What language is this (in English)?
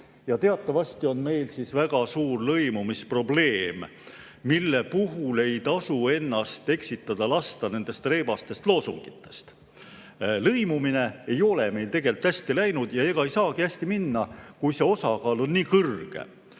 Estonian